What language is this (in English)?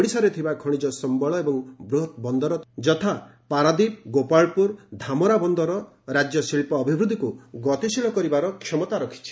Odia